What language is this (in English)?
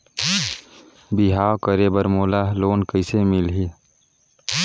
Chhattisgarhi